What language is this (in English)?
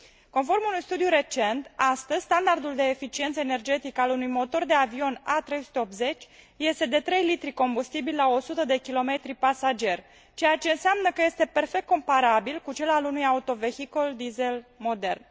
Romanian